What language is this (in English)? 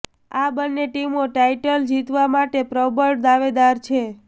Gujarati